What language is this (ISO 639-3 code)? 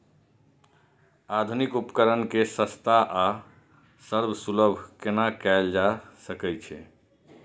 mai